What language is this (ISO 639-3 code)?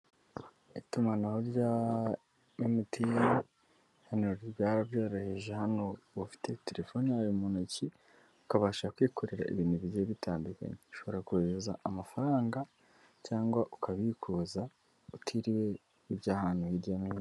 kin